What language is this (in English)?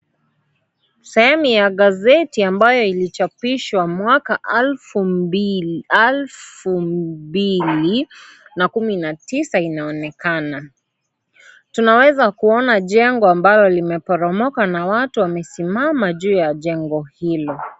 Swahili